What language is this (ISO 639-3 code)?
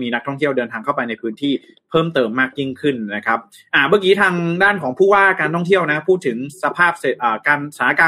tha